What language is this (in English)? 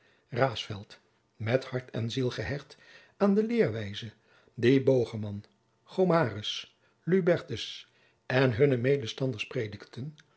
Dutch